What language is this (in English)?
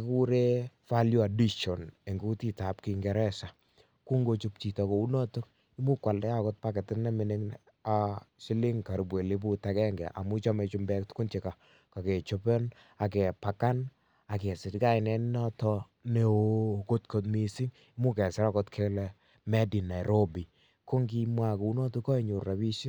Kalenjin